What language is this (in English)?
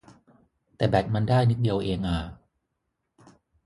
Thai